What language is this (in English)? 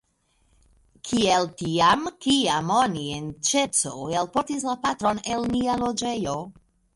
Esperanto